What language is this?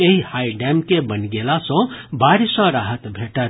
Maithili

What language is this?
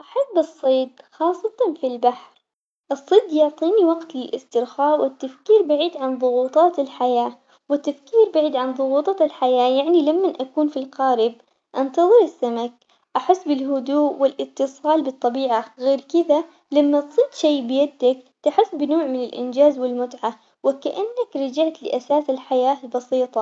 Omani Arabic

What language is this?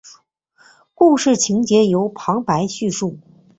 Chinese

